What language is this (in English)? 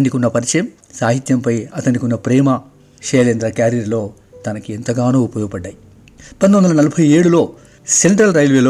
Telugu